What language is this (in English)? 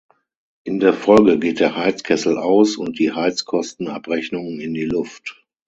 German